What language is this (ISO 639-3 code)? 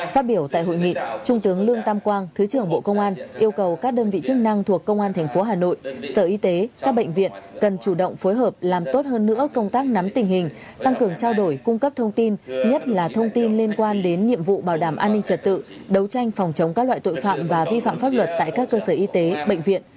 vie